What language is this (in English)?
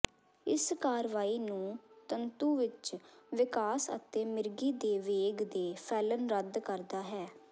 Punjabi